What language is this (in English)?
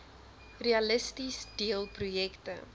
Afrikaans